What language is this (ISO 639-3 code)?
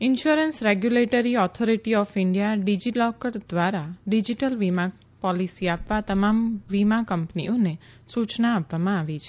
guj